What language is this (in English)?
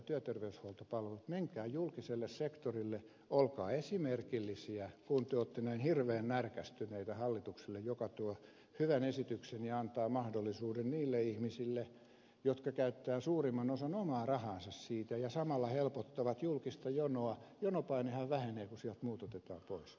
Finnish